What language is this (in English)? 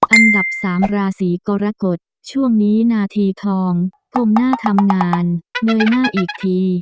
Thai